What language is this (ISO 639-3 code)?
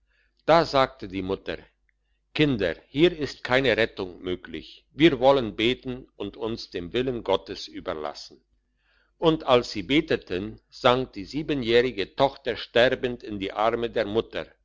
deu